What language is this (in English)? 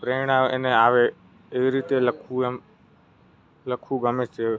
Gujarati